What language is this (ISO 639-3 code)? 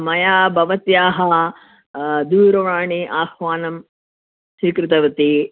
san